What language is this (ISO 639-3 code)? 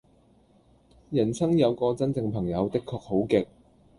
yue